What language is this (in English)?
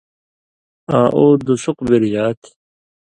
Indus Kohistani